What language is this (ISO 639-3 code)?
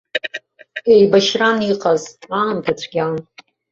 abk